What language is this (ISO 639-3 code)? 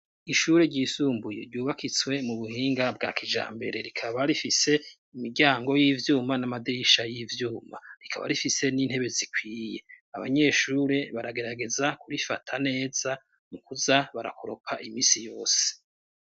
run